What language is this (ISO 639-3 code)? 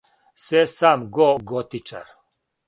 srp